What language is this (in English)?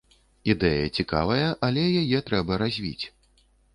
Belarusian